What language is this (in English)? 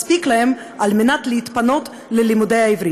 Hebrew